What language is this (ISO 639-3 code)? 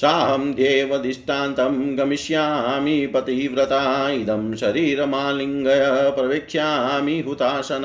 hin